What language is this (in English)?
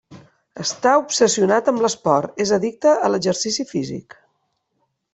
Catalan